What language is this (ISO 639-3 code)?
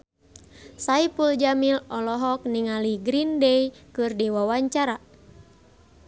sun